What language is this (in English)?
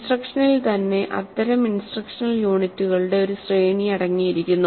Malayalam